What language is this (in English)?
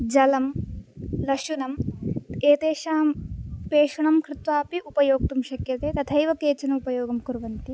Sanskrit